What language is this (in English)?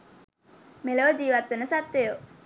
Sinhala